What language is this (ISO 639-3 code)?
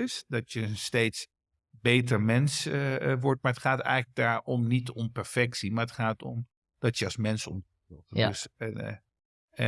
nld